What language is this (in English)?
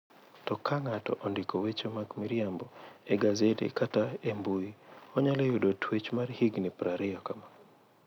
Luo (Kenya and Tanzania)